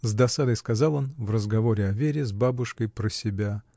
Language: Russian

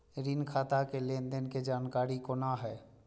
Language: Maithili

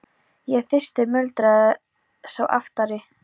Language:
Icelandic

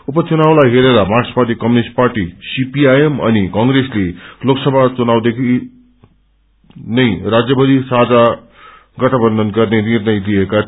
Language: Nepali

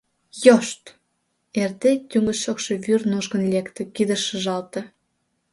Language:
Mari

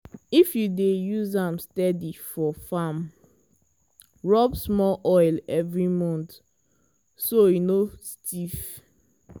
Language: Nigerian Pidgin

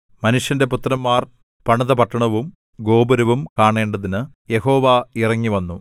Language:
Malayalam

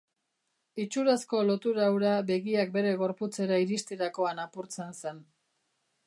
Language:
Basque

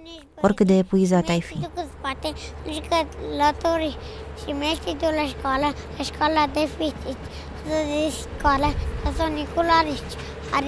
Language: Romanian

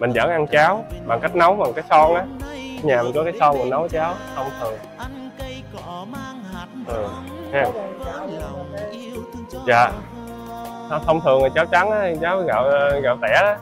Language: Vietnamese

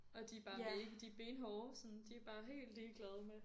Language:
Danish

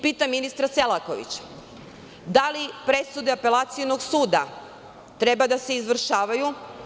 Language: Serbian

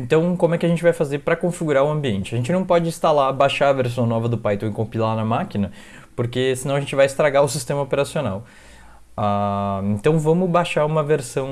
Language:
Portuguese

